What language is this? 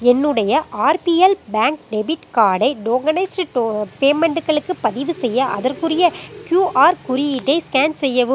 Tamil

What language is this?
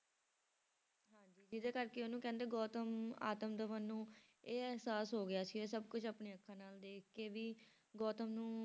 Punjabi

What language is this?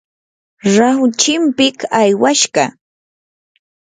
Yanahuanca Pasco Quechua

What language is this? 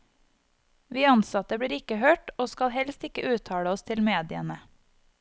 Norwegian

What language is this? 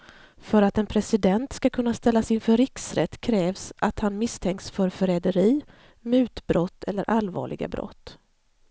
Swedish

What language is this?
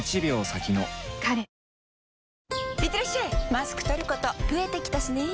Japanese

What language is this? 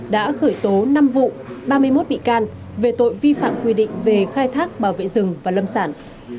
Vietnamese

